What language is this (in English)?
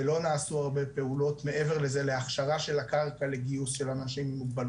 Hebrew